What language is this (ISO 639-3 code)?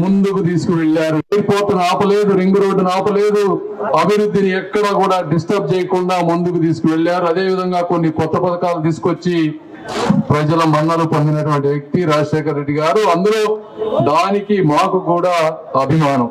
tel